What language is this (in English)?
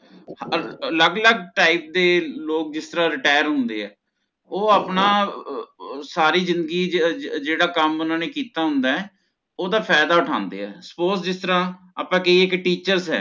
Punjabi